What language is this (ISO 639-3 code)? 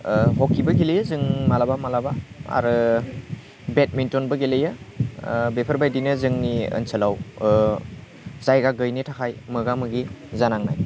brx